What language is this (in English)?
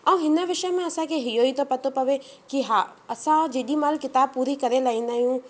Sindhi